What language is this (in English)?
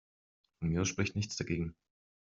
German